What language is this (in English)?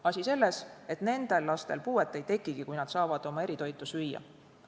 Estonian